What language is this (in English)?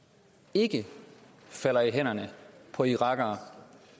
Danish